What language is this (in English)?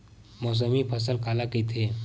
Chhattisgarhi